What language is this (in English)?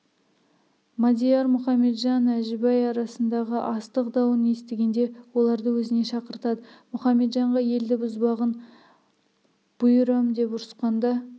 Kazakh